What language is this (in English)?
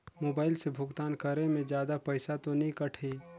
Chhattisgarhi